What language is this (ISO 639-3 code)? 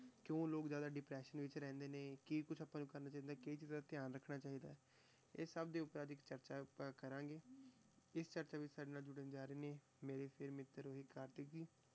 pan